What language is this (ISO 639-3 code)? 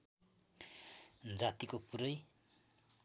nep